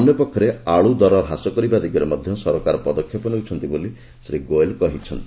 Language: Odia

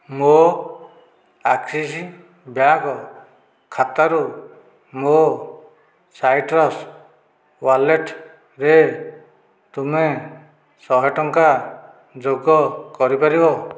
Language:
Odia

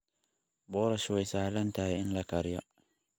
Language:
Somali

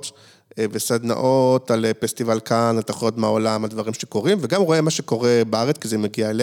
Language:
Hebrew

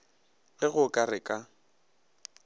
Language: Northern Sotho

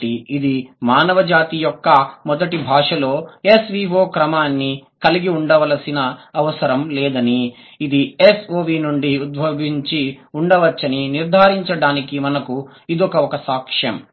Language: Telugu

